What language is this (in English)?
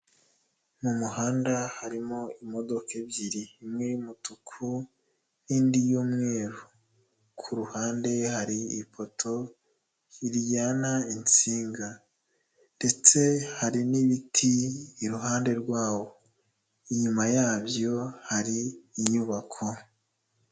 Kinyarwanda